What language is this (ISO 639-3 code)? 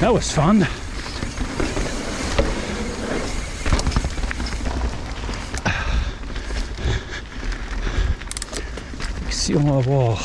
fra